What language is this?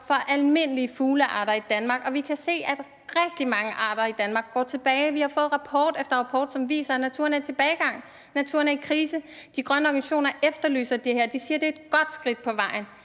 Danish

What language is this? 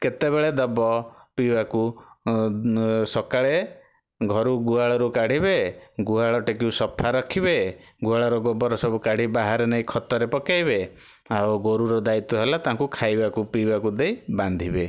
Odia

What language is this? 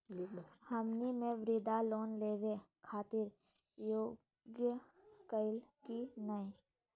Magahi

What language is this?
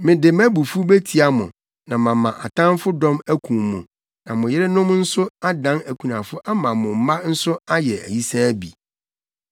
Akan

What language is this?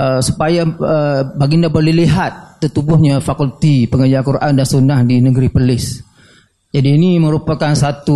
Malay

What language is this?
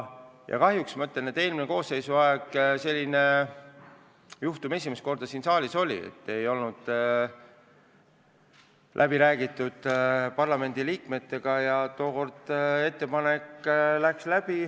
Estonian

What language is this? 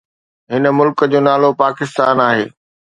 Sindhi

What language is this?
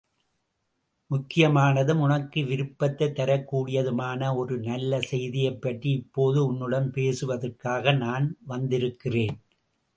Tamil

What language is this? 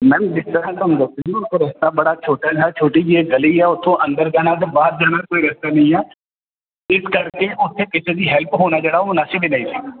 Punjabi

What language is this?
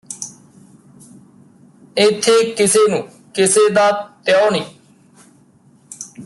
Punjabi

